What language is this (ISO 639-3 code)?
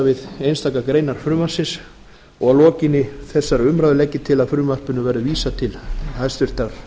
isl